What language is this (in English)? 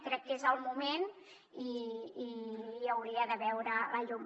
Catalan